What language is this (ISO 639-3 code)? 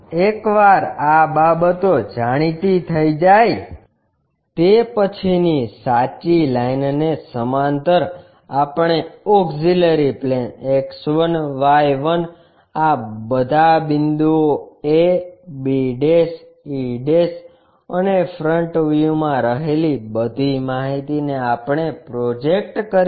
guj